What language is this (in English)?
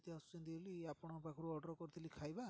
Odia